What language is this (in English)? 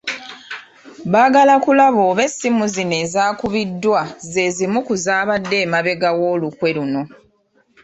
Ganda